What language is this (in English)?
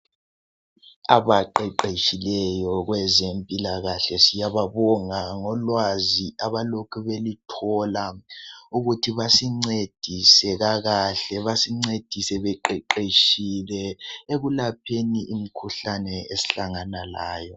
North Ndebele